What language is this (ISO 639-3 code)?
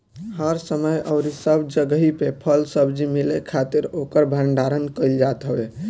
bho